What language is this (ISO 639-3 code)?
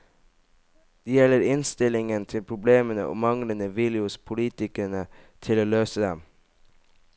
nor